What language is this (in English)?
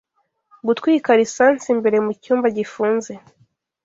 Kinyarwanda